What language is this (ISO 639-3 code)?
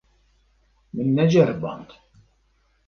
kur